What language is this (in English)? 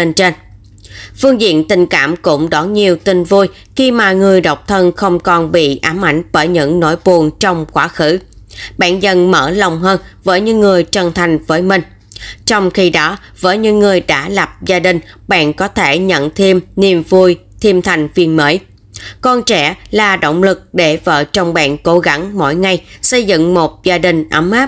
Vietnamese